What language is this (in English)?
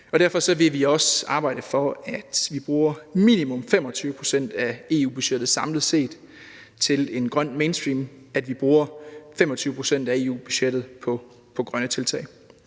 Danish